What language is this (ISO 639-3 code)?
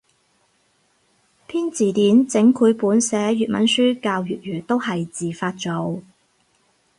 yue